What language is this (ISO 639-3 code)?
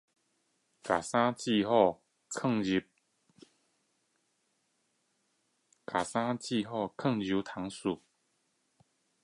zho